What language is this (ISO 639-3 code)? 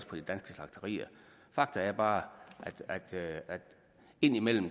dan